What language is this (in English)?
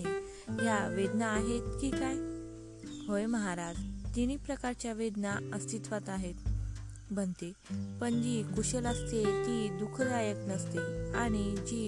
Marathi